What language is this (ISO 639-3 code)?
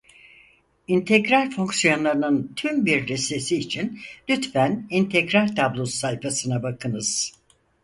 tur